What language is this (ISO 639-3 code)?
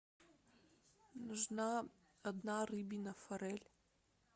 rus